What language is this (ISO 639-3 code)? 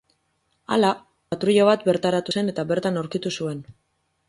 eus